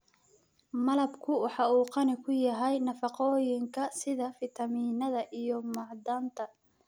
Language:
Somali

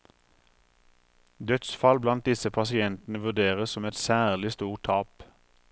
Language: Norwegian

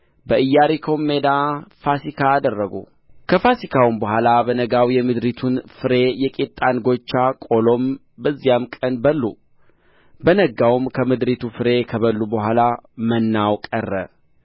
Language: Amharic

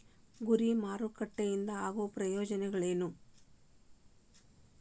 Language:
Kannada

